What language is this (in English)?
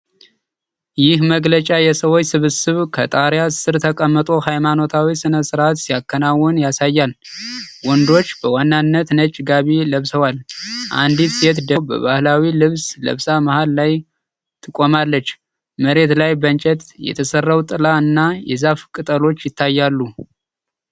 Amharic